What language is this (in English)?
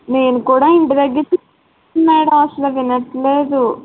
Telugu